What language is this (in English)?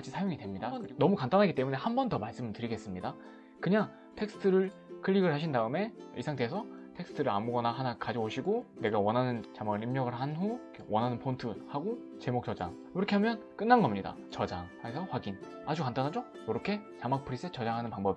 Korean